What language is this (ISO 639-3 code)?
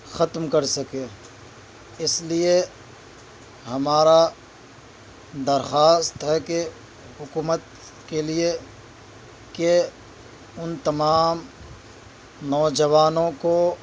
urd